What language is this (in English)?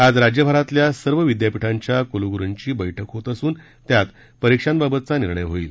Marathi